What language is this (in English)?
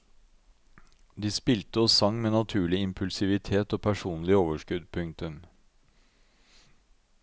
Norwegian